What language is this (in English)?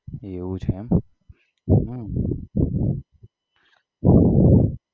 Gujarati